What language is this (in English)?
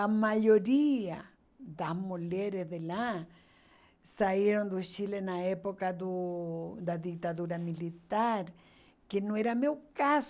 Portuguese